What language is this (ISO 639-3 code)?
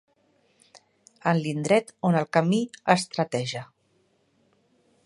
cat